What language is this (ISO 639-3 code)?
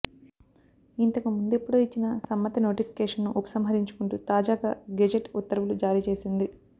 tel